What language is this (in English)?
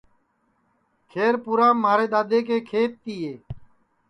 Sansi